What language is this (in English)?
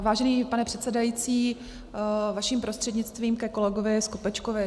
Czech